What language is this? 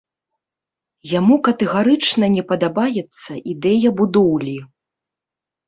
Belarusian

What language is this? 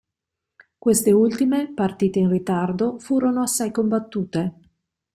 Italian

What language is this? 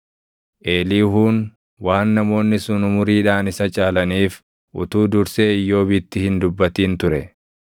Oromo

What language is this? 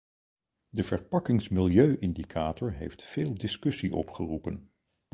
Dutch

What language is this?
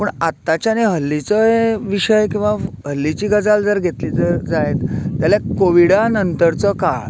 Konkani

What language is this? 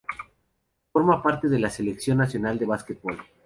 Spanish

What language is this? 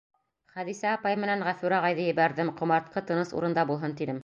Bashkir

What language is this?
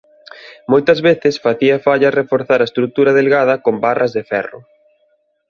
Galician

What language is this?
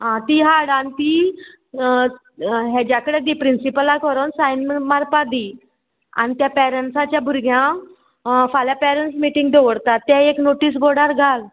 Konkani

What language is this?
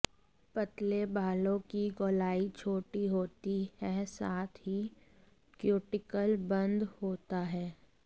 Hindi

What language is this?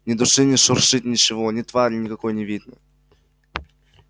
Russian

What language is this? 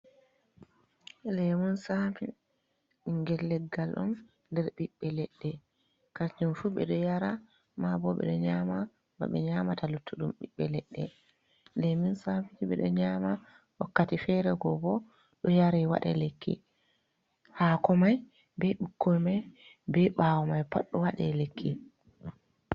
Fula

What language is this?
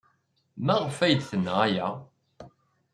Kabyle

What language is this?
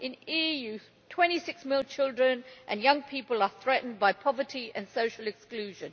English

